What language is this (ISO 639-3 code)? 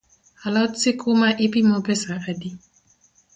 luo